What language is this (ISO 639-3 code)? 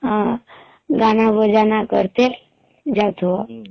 ori